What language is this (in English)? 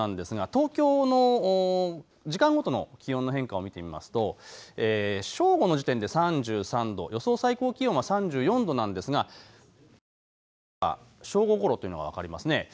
Japanese